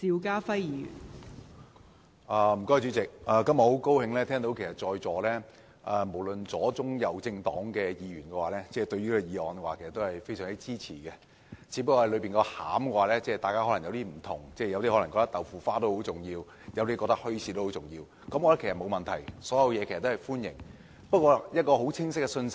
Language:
Cantonese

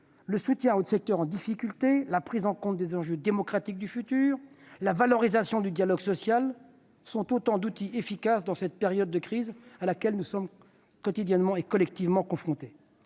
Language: French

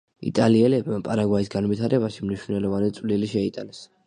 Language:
Georgian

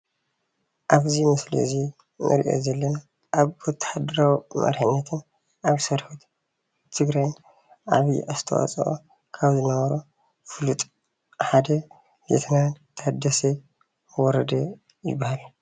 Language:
Tigrinya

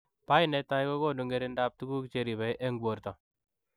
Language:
Kalenjin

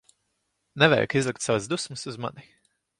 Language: Latvian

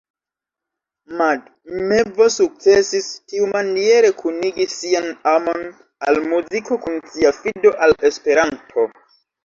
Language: Esperanto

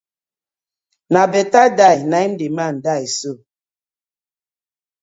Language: Nigerian Pidgin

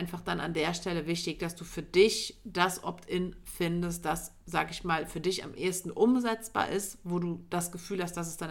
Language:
German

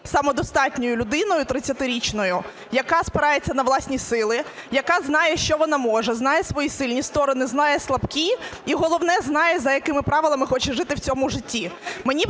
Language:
Ukrainian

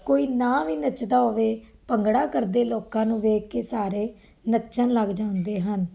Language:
Punjabi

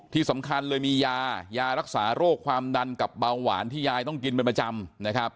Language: Thai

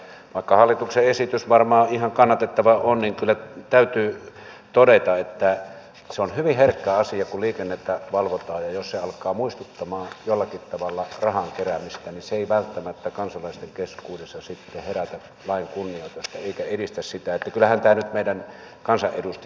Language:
Finnish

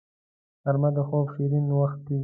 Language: Pashto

